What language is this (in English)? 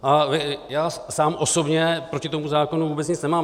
Czech